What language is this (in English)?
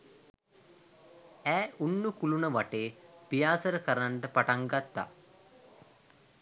Sinhala